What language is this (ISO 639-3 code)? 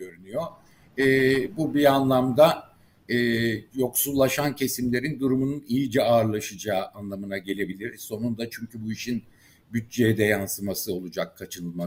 tur